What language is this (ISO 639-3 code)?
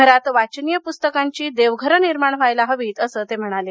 mar